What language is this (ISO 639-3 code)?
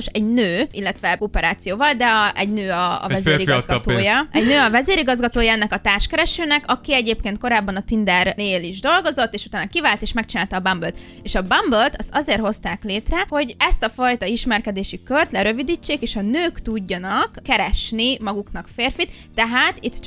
hun